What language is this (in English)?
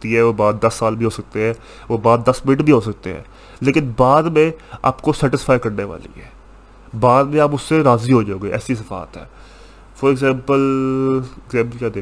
Urdu